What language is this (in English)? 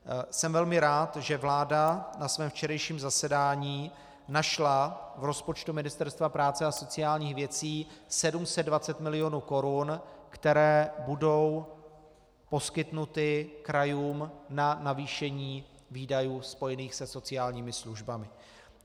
Czech